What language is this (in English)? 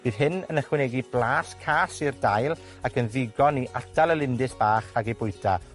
Welsh